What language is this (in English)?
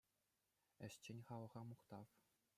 Chuvash